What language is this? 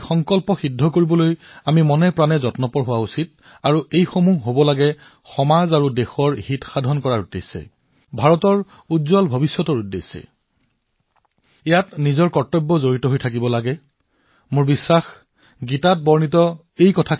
Assamese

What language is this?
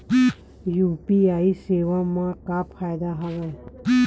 Chhattisgarhi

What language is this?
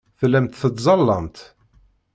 Kabyle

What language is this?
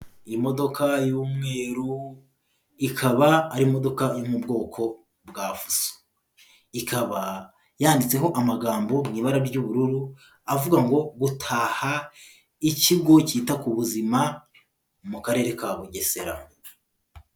Kinyarwanda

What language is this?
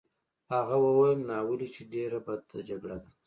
Pashto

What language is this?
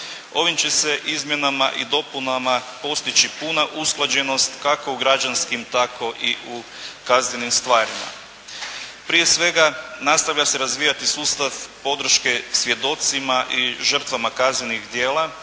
Croatian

